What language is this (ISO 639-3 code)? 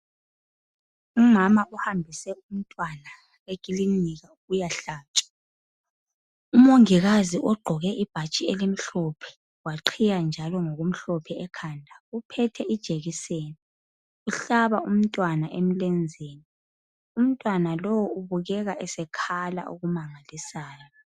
nde